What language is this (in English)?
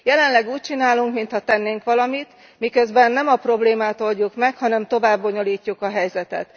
Hungarian